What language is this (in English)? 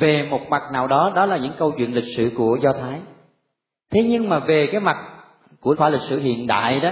Vietnamese